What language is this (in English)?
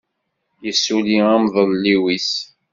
Kabyle